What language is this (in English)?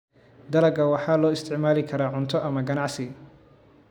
Somali